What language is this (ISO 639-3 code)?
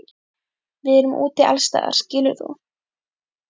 isl